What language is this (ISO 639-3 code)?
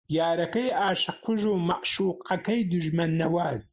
ckb